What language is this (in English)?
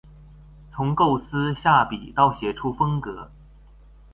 Chinese